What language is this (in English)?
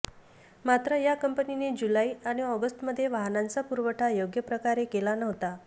Marathi